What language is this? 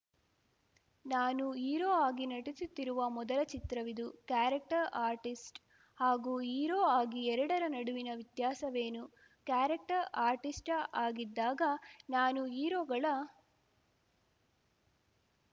Kannada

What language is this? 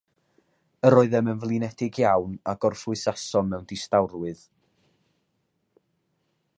Welsh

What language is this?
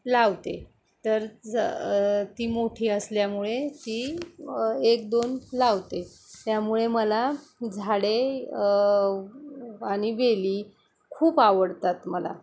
Marathi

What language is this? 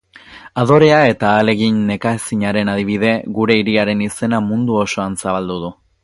Basque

